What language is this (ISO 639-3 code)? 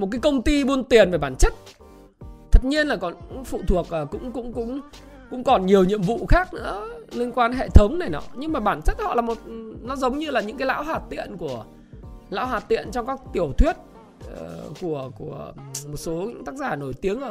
vie